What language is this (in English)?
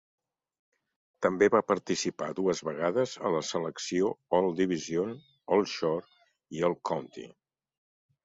Catalan